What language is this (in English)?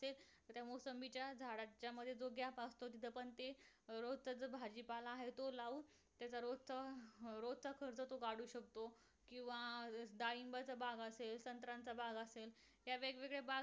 Marathi